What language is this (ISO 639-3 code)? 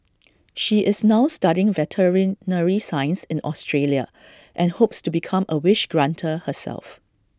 eng